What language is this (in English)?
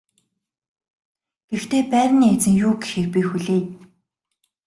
Mongolian